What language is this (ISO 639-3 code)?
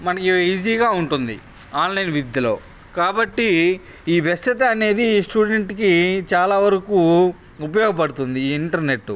tel